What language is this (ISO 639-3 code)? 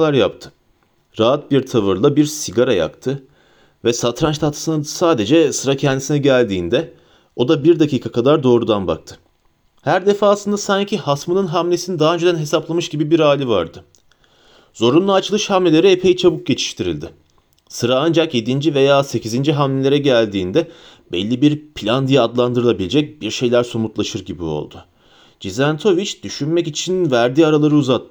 tur